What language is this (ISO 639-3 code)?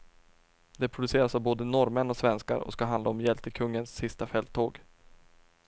swe